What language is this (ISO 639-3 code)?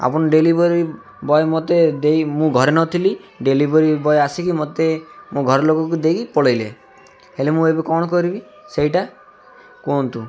ori